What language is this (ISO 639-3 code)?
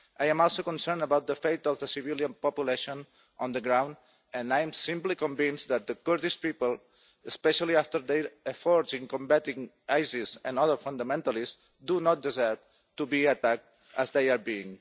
eng